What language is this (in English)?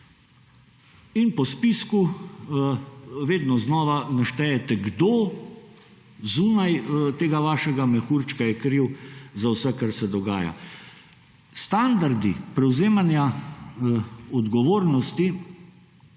Slovenian